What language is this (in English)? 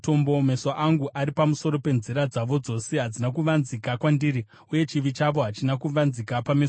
Shona